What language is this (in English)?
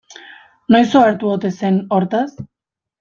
Basque